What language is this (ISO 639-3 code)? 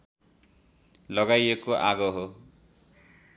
nep